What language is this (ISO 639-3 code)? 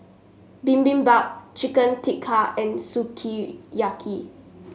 eng